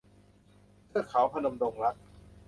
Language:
Thai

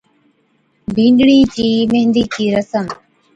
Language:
Od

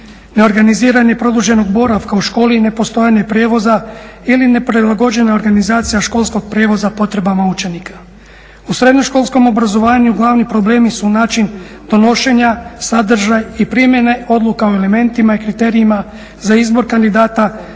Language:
Croatian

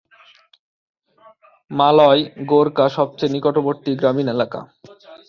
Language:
Bangla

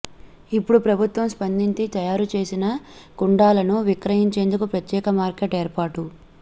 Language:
Telugu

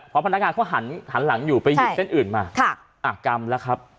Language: Thai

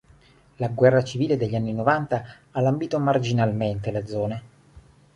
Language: Italian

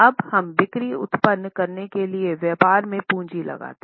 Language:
Hindi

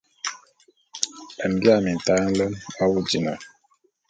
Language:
Bulu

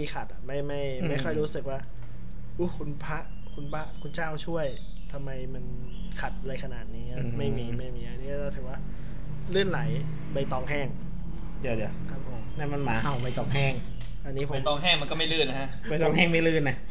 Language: Thai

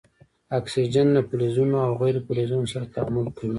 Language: Pashto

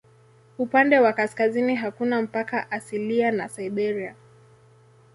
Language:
Swahili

